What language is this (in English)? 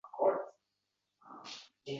Uzbek